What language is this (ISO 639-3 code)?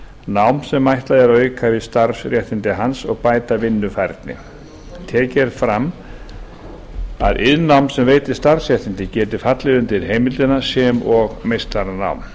isl